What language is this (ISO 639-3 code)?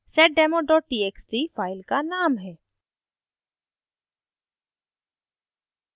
hin